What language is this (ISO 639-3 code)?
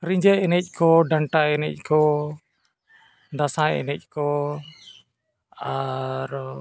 sat